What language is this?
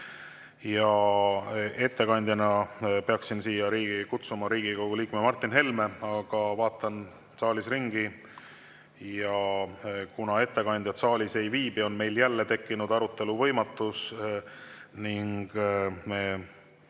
Estonian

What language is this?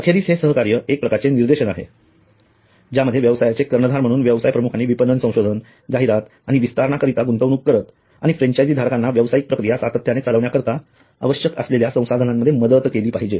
Marathi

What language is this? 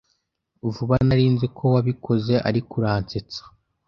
Kinyarwanda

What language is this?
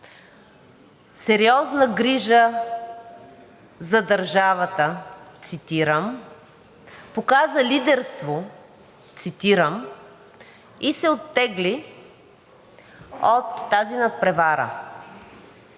Bulgarian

